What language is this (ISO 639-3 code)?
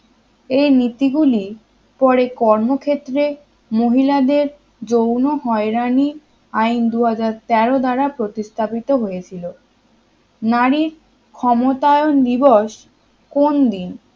ben